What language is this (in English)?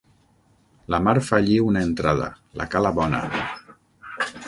Catalan